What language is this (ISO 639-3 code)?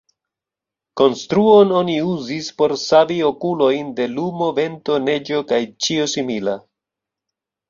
epo